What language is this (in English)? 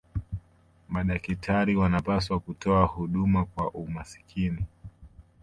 Swahili